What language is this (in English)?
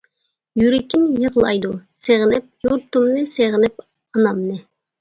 Uyghur